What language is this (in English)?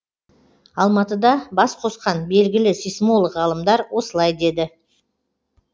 Kazakh